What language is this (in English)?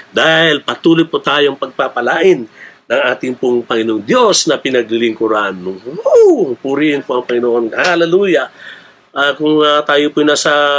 Filipino